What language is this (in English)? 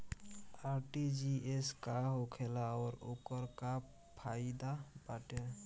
Bhojpuri